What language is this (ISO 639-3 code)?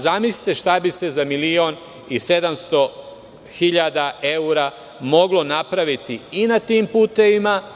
srp